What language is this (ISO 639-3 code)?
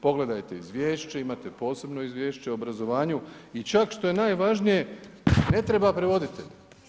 hrv